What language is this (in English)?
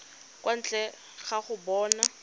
Tswana